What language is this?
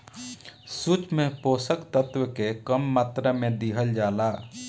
Bhojpuri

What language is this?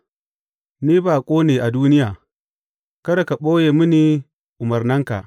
Hausa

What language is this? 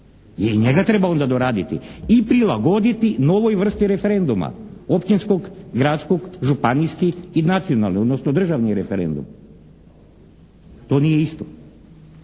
Croatian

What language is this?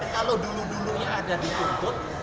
Indonesian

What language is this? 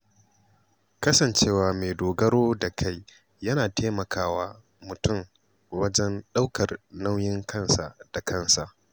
Hausa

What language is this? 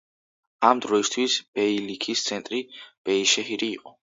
Georgian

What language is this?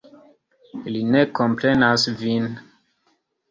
Esperanto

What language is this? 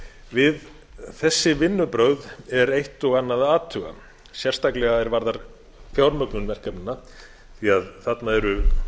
Icelandic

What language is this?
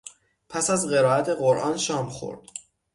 Persian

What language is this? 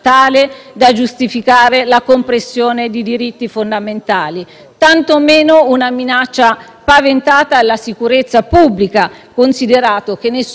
Italian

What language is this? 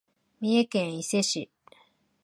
Japanese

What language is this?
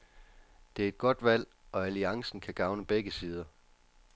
Danish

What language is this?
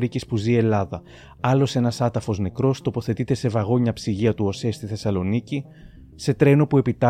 Greek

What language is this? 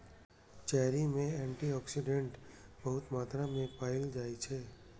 Maithili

